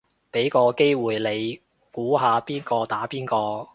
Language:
Cantonese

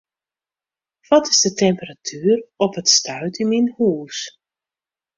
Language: Western Frisian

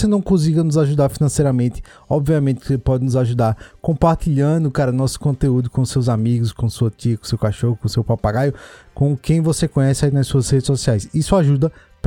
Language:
Portuguese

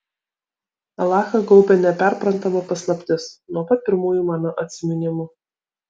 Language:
Lithuanian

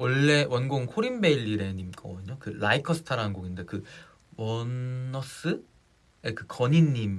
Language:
Korean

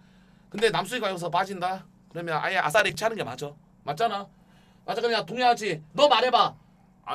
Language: Korean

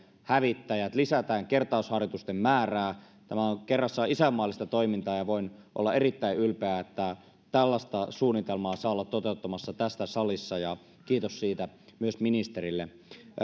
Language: Finnish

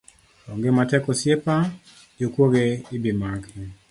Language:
Luo (Kenya and Tanzania)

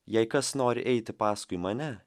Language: Lithuanian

